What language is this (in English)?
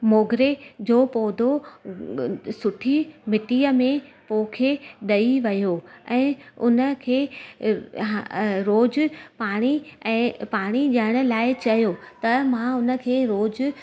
Sindhi